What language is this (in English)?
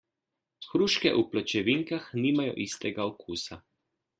Slovenian